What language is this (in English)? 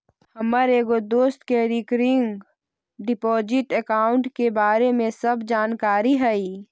Magahi